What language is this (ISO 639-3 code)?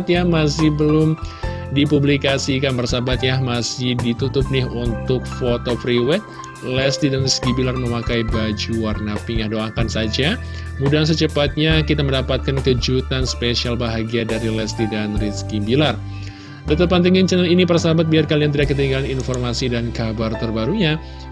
ind